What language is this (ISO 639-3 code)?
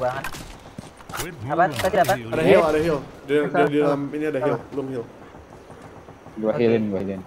ind